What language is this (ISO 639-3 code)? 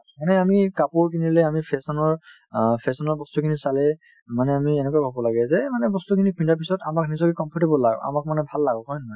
asm